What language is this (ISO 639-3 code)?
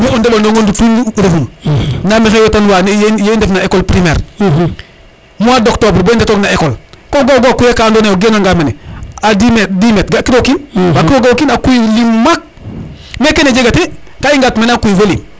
srr